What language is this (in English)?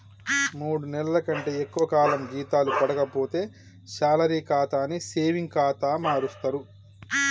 Telugu